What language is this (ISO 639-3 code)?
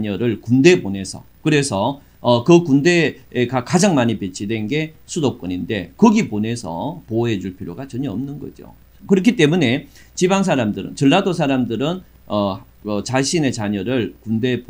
kor